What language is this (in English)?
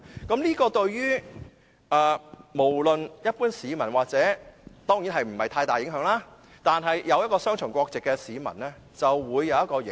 Cantonese